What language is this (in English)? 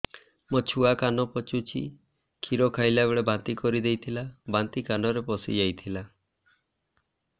Odia